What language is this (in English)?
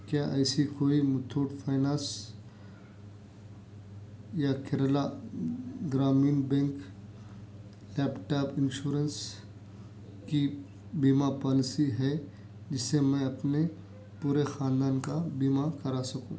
Urdu